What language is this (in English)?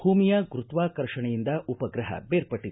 Kannada